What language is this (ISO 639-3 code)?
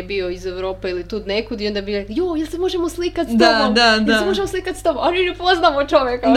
hrv